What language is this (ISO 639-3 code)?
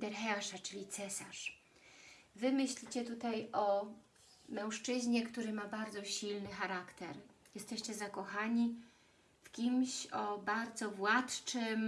pol